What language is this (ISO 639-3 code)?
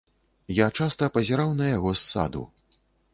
bel